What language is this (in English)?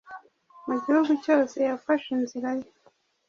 Kinyarwanda